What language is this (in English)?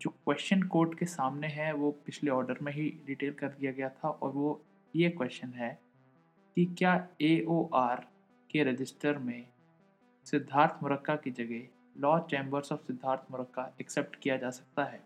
Hindi